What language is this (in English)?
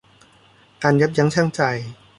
Thai